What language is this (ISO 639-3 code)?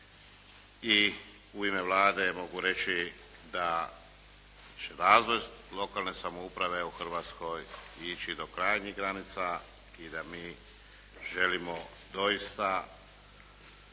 hrv